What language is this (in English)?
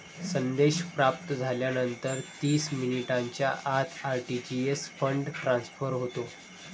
Marathi